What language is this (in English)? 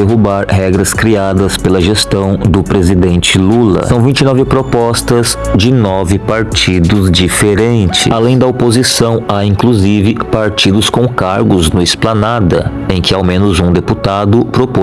Portuguese